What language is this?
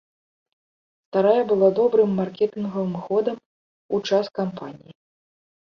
Belarusian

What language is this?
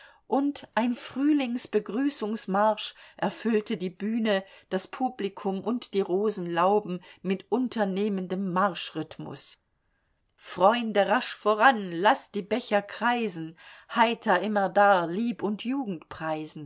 German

